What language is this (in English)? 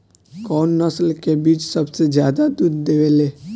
Bhojpuri